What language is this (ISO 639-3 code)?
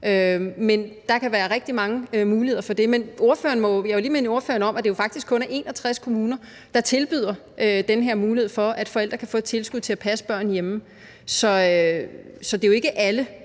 dan